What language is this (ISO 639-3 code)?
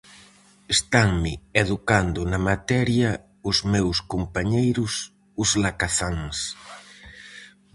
glg